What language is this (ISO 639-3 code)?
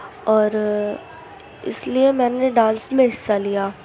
urd